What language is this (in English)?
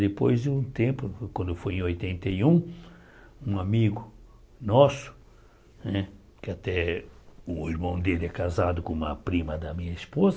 Portuguese